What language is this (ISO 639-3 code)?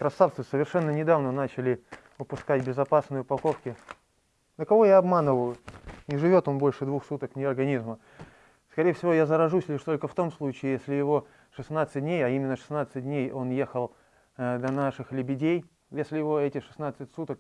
rus